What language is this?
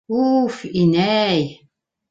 Bashkir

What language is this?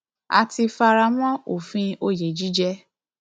Yoruba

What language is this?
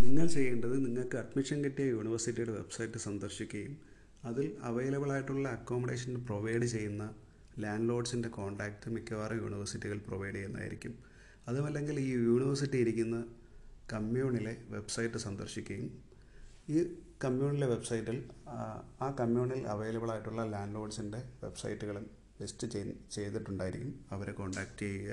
Malayalam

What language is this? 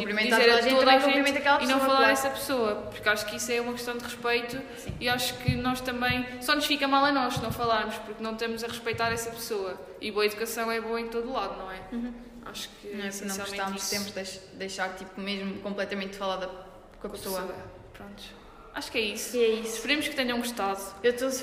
Portuguese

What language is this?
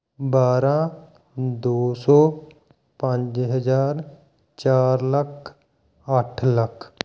Punjabi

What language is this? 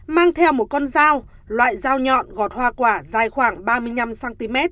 Vietnamese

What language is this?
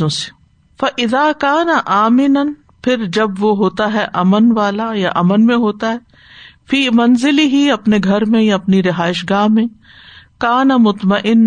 Urdu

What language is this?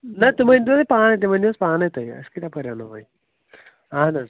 Kashmiri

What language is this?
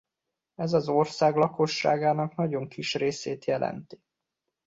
Hungarian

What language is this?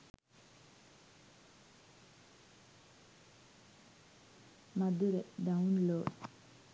Sinhala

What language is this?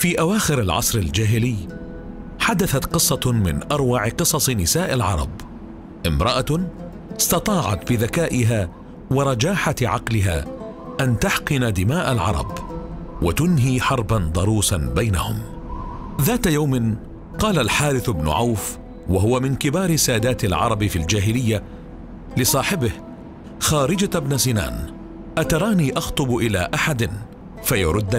Arabic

